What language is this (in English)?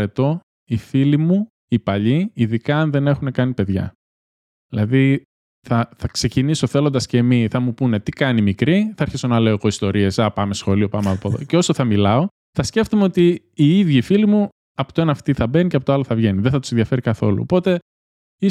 Greek